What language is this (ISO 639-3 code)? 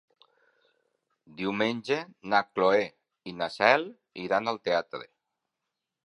cat